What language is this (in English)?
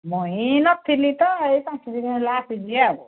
Odia